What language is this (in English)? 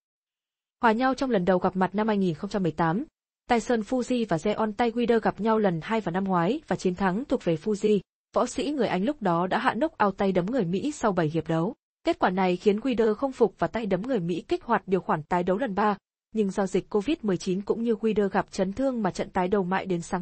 Vietnamese